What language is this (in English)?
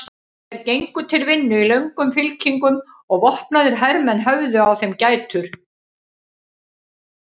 Icelandic